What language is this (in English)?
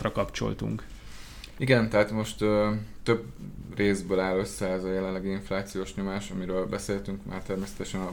Hungarian